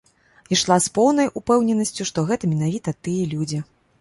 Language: Belarusian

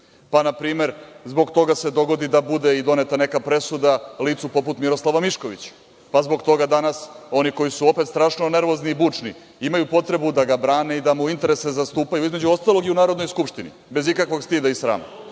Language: Serbian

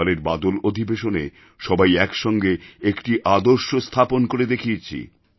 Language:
Bangla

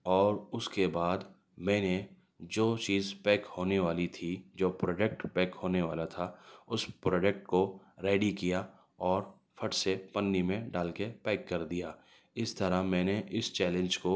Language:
Urdu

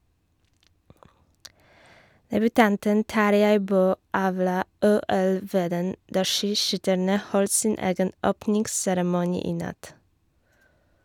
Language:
Norwegian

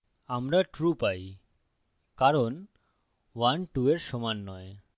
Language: Bangla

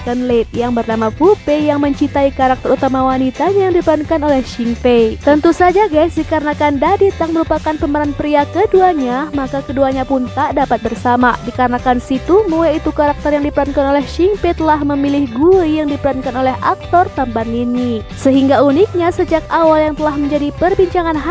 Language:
Indonesian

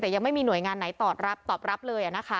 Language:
Thai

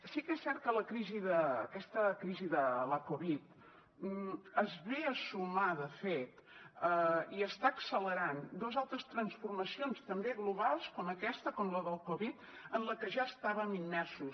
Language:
Catalan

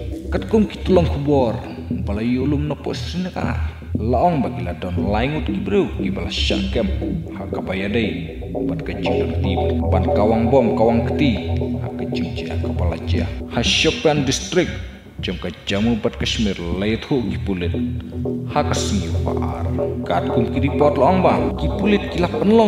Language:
Indonesian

